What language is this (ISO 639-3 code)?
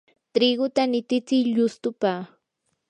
qur